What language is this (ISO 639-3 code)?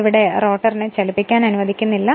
mal